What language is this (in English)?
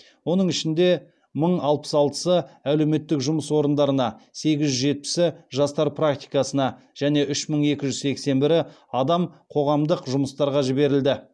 Kazakh